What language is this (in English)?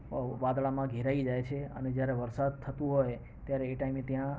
Gujarati